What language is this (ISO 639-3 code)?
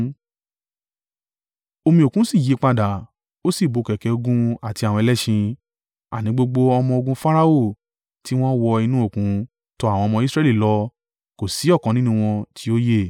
yor